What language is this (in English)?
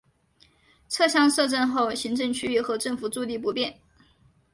Chinese